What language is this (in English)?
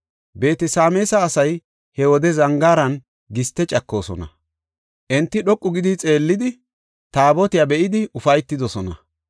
Gofa